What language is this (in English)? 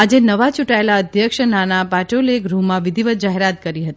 Gujarati